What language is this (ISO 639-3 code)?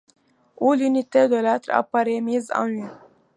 fra